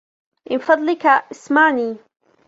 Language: Arabic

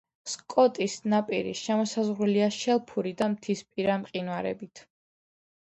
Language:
Georgian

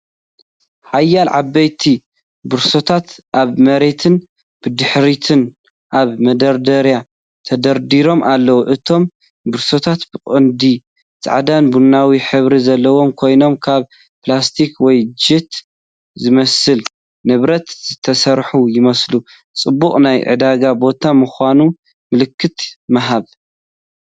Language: Tigrinya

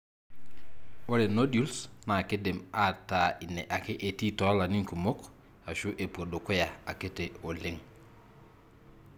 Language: Masai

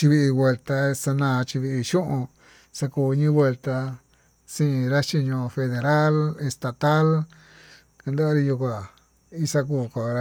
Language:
Tututepec Mixtec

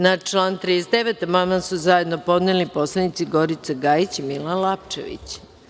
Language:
Serbian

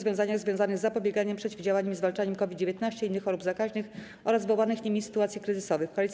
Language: Polish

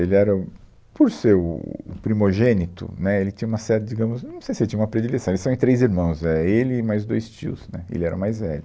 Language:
Portuguese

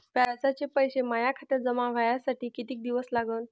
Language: Marathi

